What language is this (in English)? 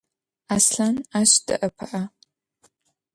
Adyghe